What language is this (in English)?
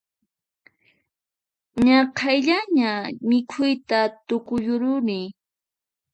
Puno Quechua